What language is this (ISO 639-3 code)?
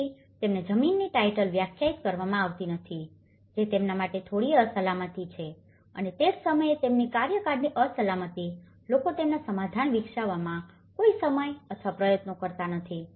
guj